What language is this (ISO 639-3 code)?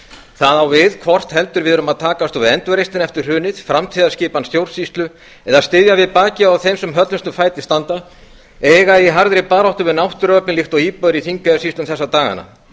isl